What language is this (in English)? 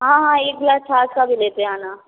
Hindi